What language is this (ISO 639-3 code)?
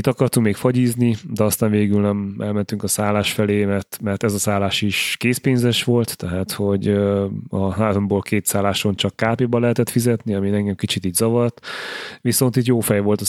hun